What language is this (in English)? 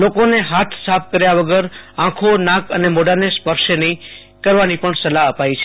Gujarati